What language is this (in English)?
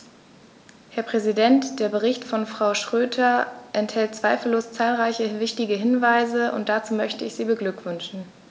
German